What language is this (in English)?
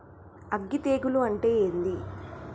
Telugu